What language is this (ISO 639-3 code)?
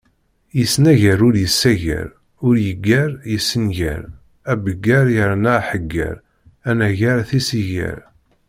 kab